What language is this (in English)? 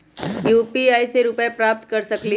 Magahi